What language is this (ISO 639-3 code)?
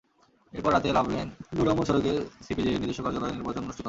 ben